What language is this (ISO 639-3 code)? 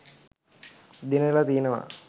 sin